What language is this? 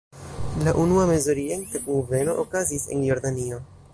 Esperanto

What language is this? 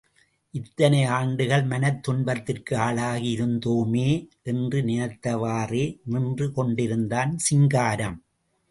Tamil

